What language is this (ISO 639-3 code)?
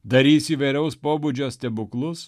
lit